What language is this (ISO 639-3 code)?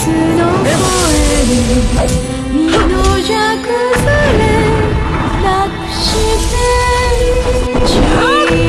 jpn